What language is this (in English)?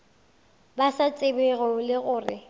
Northern Sotho